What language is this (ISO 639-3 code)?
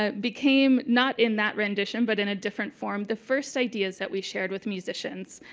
eng